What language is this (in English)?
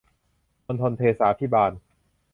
Thai